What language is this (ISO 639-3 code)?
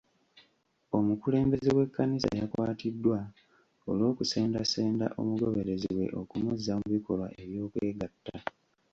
lug